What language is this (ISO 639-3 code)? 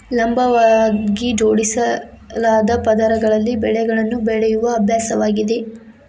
kan